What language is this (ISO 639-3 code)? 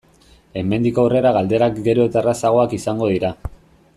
eus